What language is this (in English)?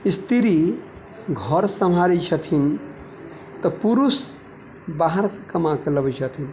Maithili